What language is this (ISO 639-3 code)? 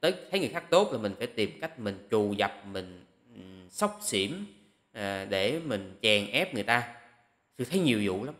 vie